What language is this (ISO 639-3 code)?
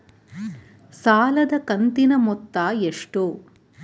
kan